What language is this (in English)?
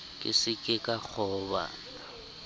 Southern Sotho